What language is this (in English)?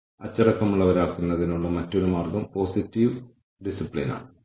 Malayalam